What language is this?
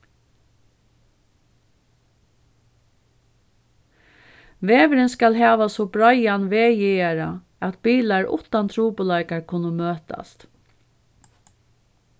Faroese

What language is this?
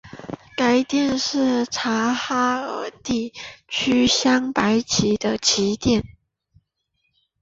Chinese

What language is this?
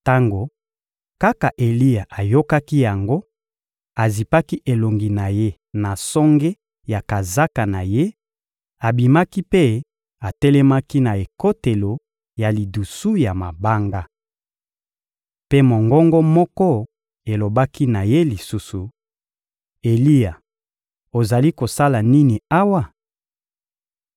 Lingala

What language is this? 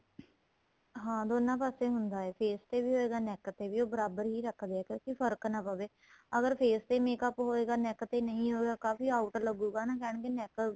Punjabi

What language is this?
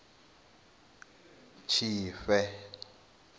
Venda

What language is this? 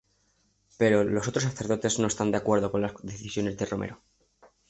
Spanish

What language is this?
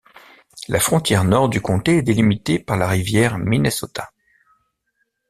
French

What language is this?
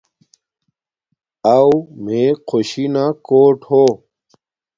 Domaaki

